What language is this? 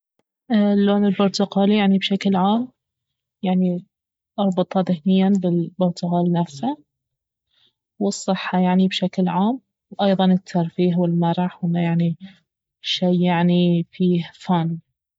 Baharna Arabic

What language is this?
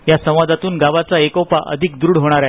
Marathi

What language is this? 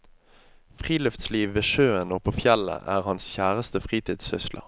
Norwegian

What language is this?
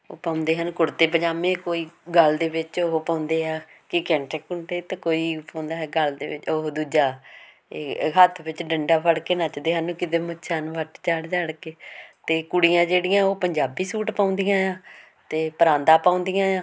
Punjabi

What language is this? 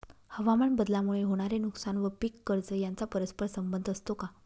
Marathi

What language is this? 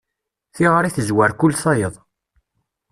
Kabyle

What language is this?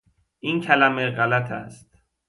Persian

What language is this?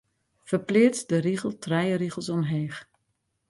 Western Frisian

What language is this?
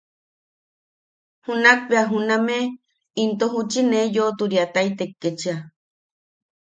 Yaqui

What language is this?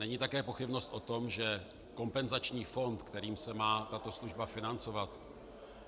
Czech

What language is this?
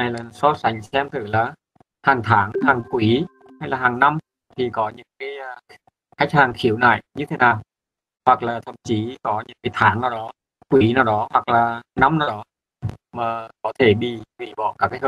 Vietnamese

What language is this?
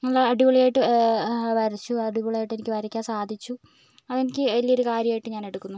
Malayalam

